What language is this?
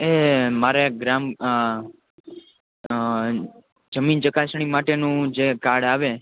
Gujarati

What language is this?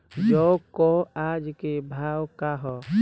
Bhojpuri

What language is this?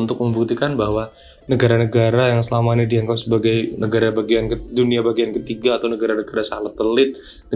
Indonesian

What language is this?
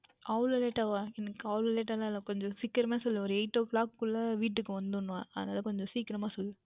Tamil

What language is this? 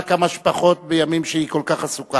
Hebrew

